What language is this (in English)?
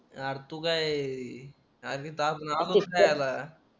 Marathi